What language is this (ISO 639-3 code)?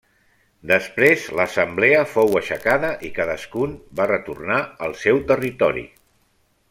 cat